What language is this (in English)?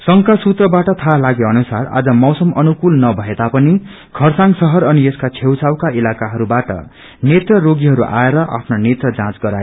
Nepali